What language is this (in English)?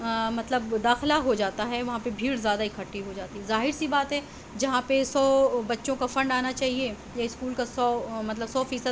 Urdu